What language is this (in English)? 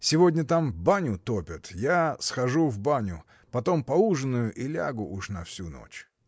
Russian